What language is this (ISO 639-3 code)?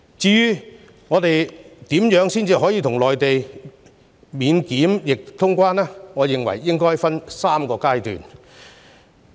yue